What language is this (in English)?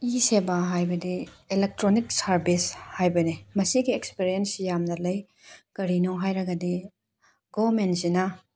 Manipuri